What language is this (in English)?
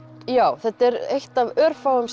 Icelandic